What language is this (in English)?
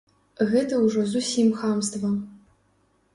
Belarusian